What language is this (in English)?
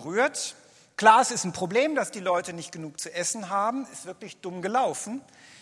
German